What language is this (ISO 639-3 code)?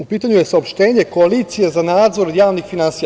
srp